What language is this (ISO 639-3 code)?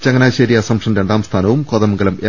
mal